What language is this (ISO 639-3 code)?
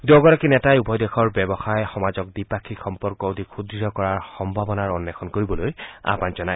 asm